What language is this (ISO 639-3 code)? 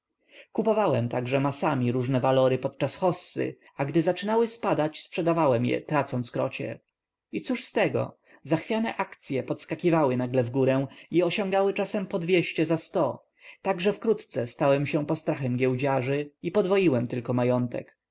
pol